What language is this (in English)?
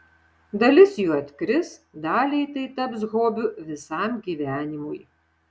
Lithuanian